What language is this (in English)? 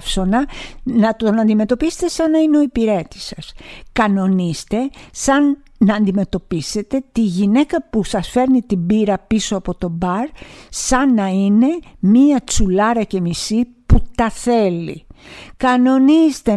Greek